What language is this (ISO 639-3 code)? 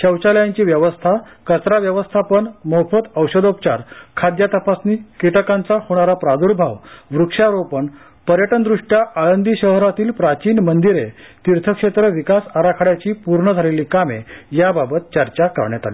mar